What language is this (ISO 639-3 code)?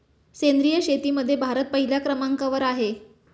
mar